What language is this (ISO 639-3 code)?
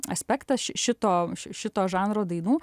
lit